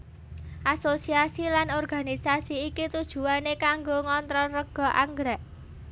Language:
Javanese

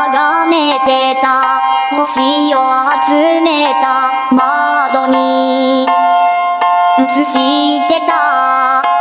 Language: Vietnamese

